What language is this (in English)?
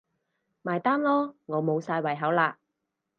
Cantonese